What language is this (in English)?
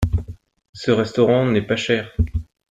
French